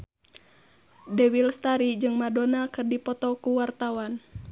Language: Sundanese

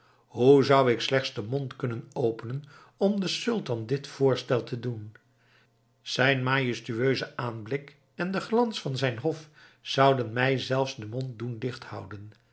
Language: Dutch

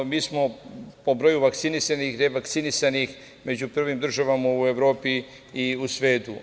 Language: Serbian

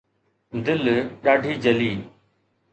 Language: Sindhi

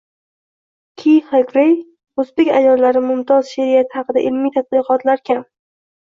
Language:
Uzbek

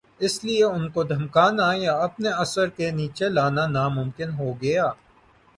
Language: Urdu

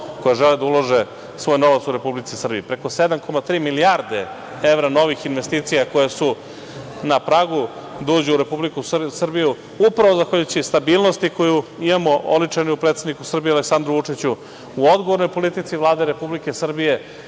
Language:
Serbian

